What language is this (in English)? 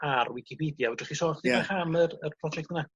Welsh